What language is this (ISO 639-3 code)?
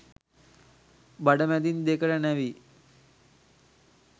sin